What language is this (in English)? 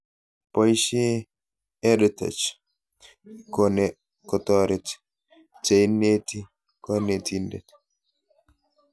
Kalenjin